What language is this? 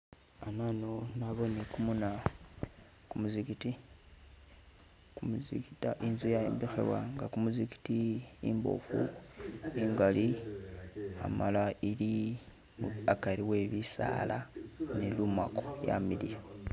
Masaaba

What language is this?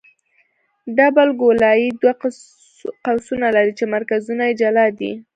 Pashto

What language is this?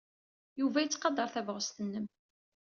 Kabyle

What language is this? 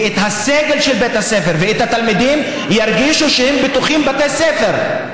Hebrew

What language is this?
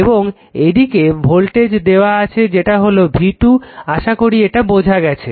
Bangla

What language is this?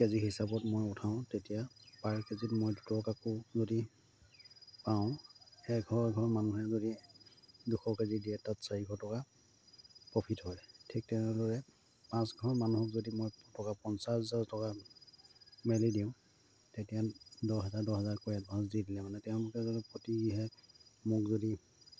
Assamese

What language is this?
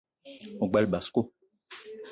Eton (Cameroon)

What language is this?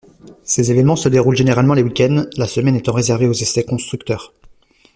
French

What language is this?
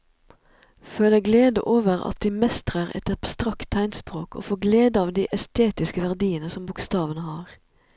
Norwegian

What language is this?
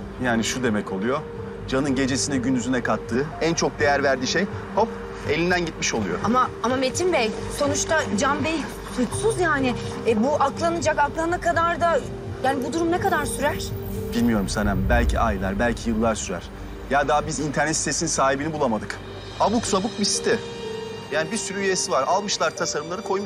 Turkish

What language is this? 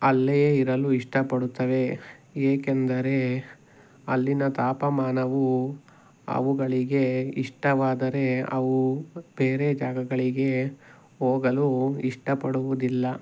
Kannada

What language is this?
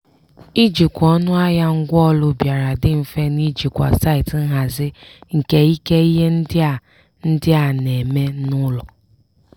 Igbo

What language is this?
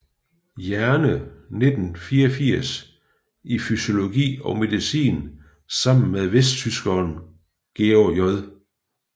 Danish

